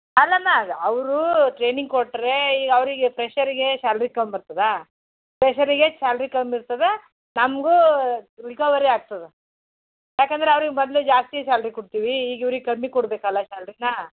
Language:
Kannada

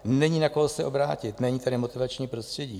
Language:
Czech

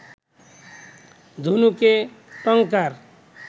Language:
Bangla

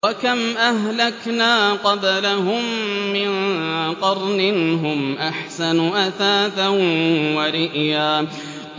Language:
Arabic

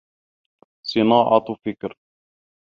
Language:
Arabic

